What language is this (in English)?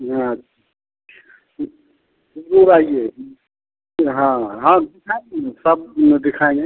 Hindi